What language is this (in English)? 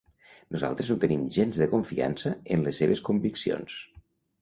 Catalan